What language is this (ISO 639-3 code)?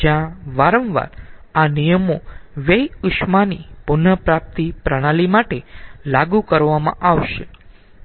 guj